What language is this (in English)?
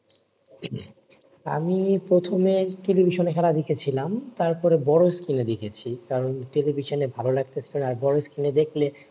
Bangla